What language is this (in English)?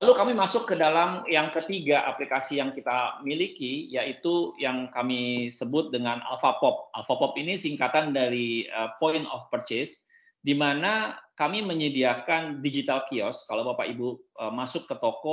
Indonesian